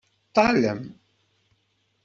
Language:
Kabyle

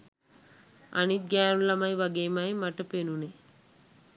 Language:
Sinhala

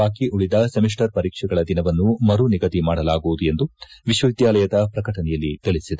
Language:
Kannada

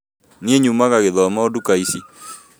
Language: Kikuyu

